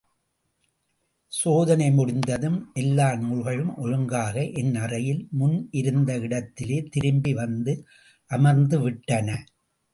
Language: Tamil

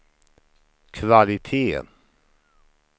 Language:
Swedish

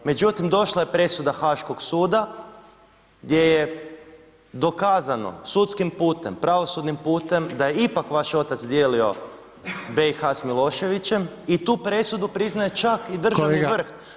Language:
Croatian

